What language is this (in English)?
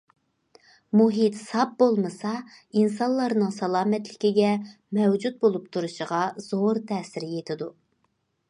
Uyghur